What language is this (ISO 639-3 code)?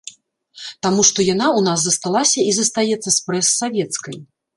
bel